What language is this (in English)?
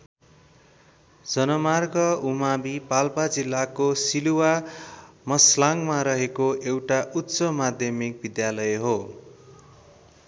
Nepali